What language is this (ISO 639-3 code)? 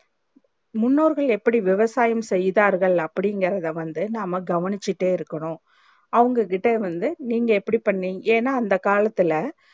tam